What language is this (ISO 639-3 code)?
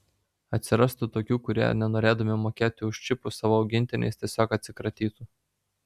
lit